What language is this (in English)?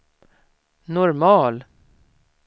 Swedish